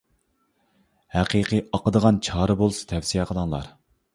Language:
Uyghur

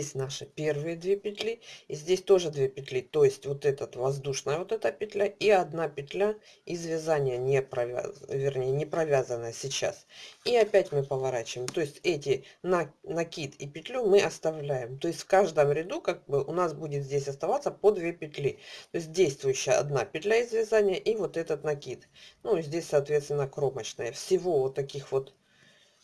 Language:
Russian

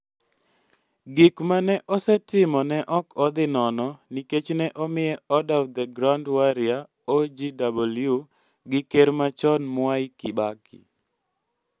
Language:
Luo (Kenya and Tanzania)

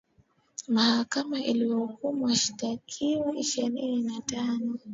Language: Swahili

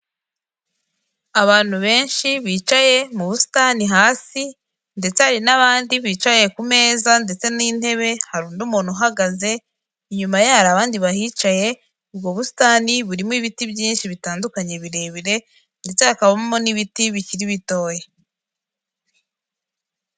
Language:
Kinyarwanda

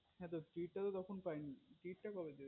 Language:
Bangla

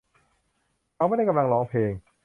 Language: Thai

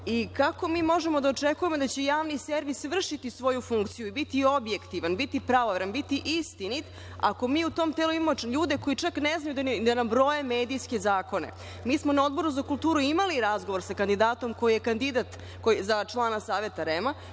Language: Serbian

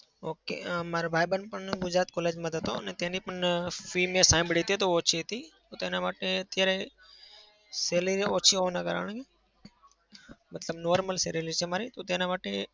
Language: Gujarati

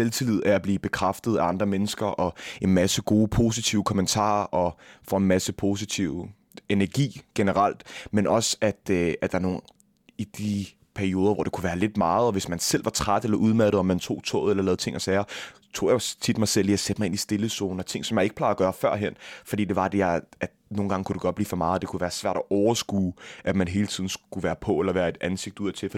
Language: Danish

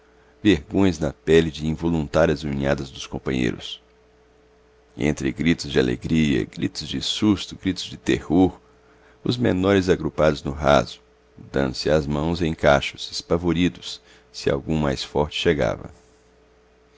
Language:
Portuguese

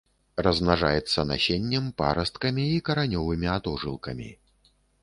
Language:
Belarusian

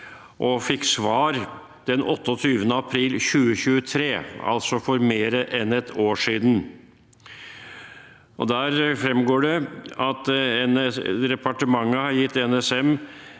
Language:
Norwegian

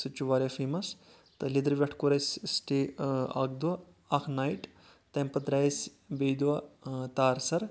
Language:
Kashmiri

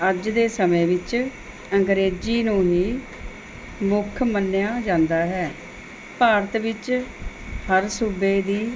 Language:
Punjabi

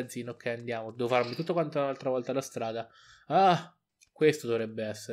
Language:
Italian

